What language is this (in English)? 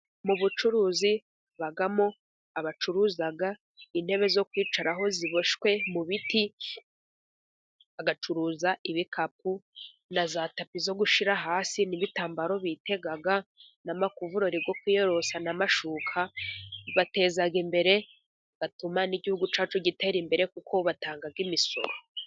Kinyarwanda